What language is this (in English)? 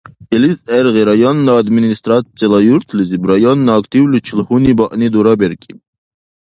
Dargwa